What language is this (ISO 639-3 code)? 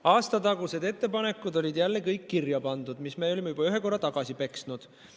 est